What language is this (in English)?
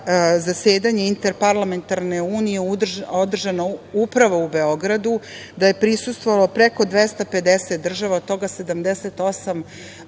Serbian